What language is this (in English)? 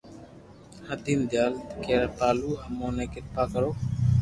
Loarki